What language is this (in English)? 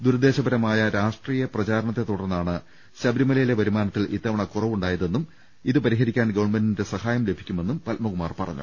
Malayalam